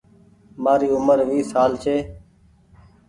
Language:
Goaria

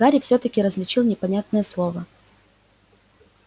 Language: Russian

